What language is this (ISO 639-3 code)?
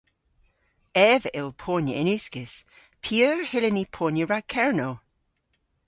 cor